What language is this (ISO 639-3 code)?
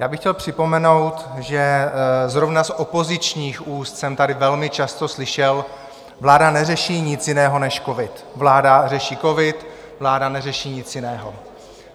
ces